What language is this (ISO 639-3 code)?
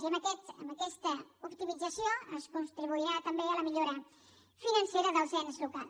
cat